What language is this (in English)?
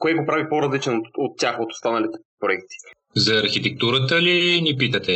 Bulgarian